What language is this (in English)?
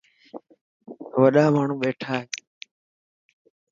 Dhatki